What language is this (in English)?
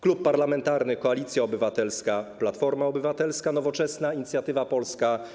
Polish